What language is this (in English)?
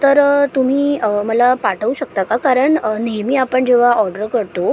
Marathi